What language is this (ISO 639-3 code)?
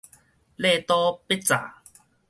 nan